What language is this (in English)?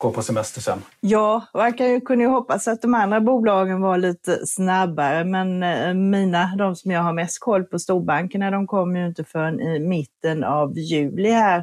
Swedish